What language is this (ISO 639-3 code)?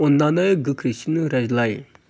brx